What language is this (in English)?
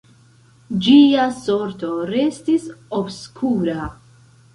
Esperanto